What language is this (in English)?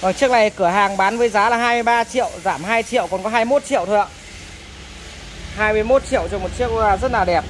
Vietnamese